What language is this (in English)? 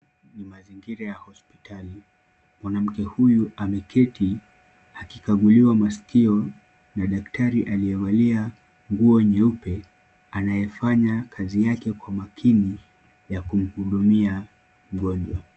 Swahili